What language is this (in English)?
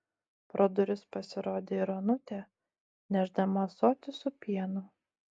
Lithuanian